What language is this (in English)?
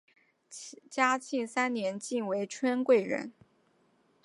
Chinese